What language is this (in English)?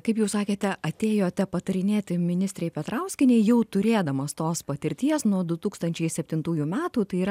Lithuanian